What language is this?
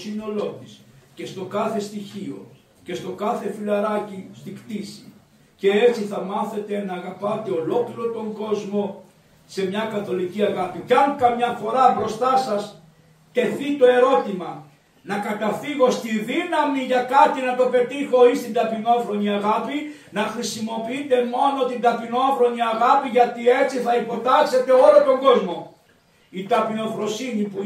Greek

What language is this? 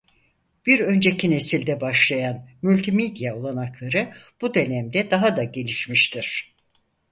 Turkish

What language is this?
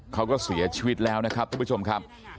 Thai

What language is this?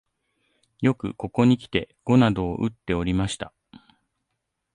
Japanese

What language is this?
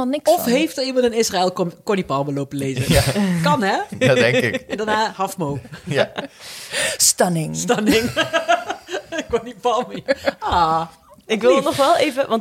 Dutch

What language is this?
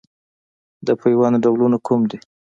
Pashto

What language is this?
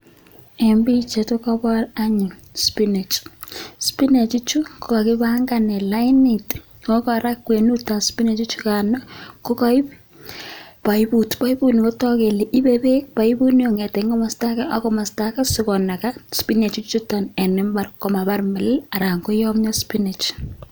Kalenjin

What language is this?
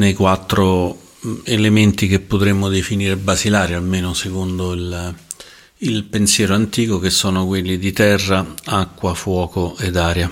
Italian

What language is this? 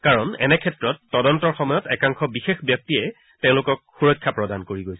Assamese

